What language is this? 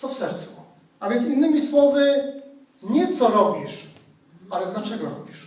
Polish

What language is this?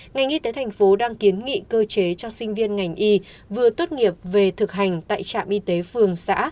Vietnamese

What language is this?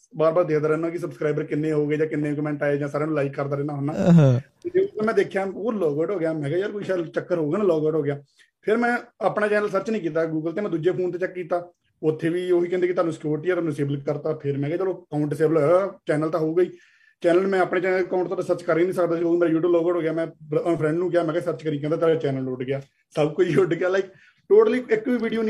Punjabi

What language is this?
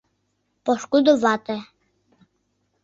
Mari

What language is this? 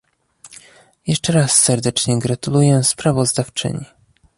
Polish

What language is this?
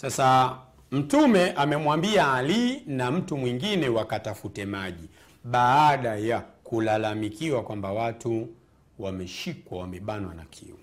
Swahili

